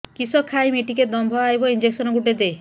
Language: Odia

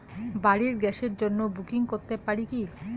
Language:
Bangla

